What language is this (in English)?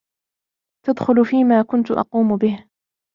Arabic